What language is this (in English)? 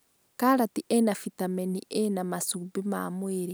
Kikuyu